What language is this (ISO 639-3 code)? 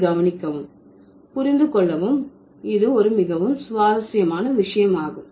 tam